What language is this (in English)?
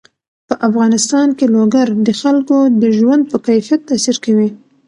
Pashto